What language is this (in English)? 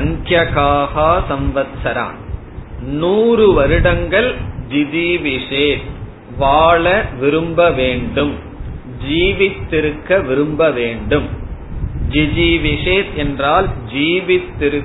Tamil